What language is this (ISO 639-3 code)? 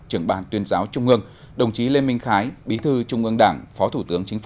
vie